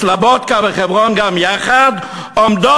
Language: Hebrew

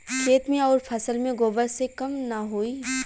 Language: Bhojpuri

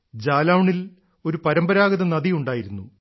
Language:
Malayalam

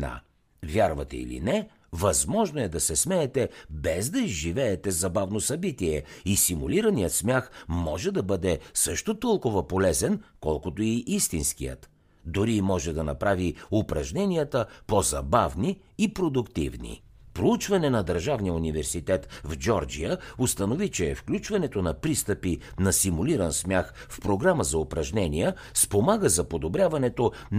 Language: Bulgarian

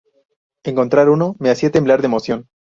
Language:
Spanish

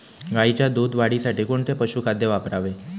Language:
Marathi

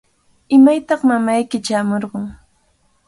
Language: Cajatambo North Lima Quechua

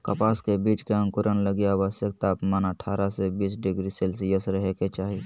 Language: Magahi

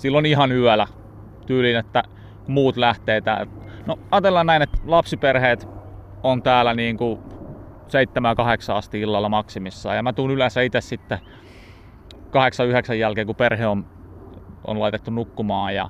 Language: Finnish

